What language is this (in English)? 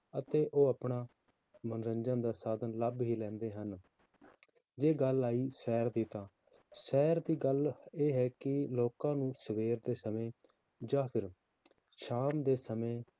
Punjabi